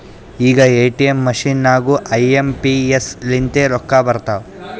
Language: Kannada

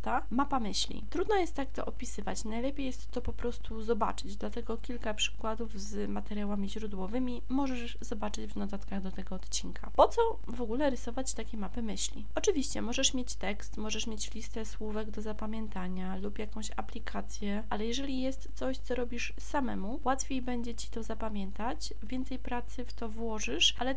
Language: Polish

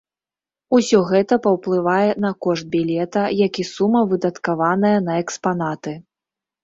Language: Belarusian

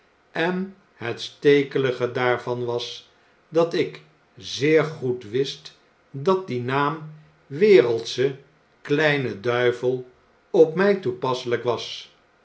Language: Dutch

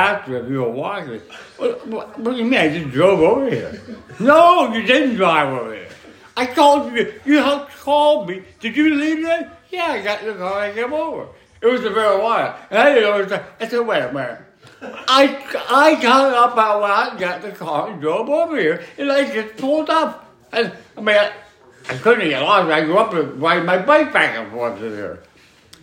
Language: English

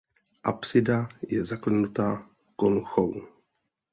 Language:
Czech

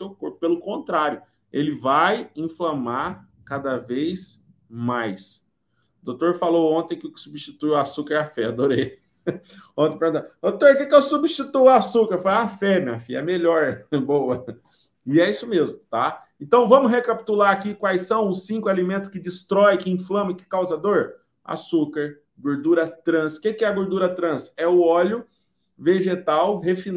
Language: Portuguese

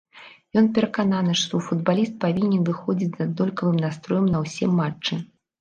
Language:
Belarusian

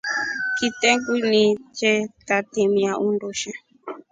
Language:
Rombo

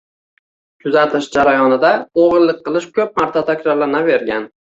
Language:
Uzbek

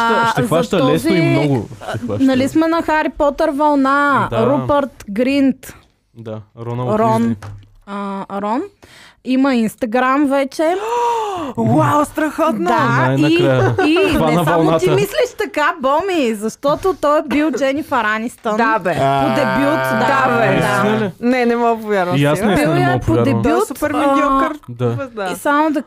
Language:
Bulgarian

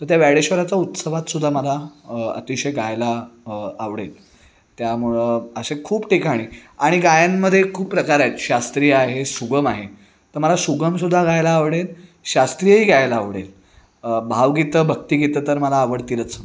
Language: Marathi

